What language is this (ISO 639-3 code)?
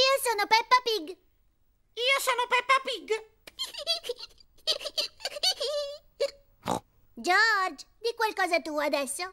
ita